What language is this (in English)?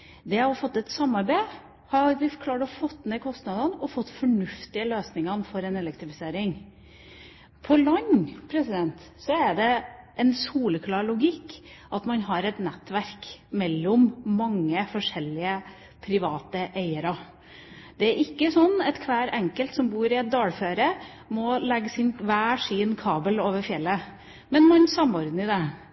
Norwegian Bokmål